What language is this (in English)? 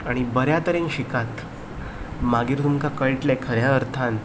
Konkani